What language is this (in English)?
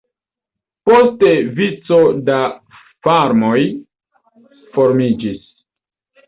Esperanto